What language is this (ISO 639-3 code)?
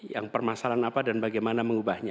ind